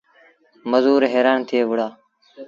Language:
Sindhi Bhil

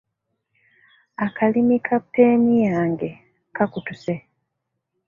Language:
Ganda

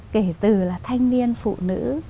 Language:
Vietnamese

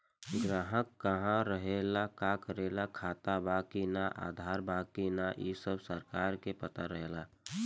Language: Bhojpuri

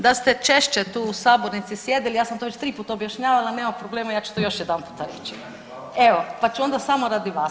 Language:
Croatian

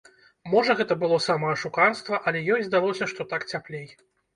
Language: Belarusian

